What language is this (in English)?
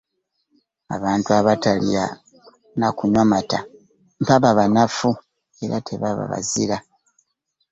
Ganda